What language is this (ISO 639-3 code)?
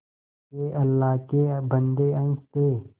hin